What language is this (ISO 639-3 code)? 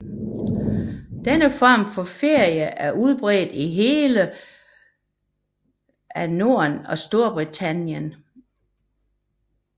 dan